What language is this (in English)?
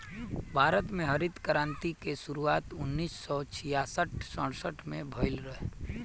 Bhojpuri